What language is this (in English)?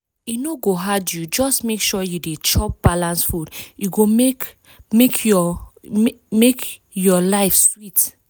Nigerian Pidgin